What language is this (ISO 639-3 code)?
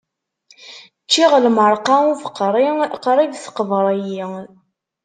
kab